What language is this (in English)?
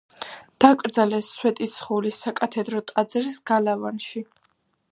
Georgian